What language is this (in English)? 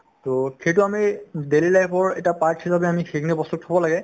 Assamese